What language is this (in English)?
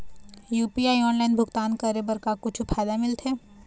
Chhattisgarhi